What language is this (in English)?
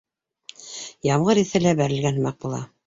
Bashkir